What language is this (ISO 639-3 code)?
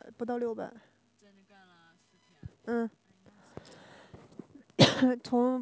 zho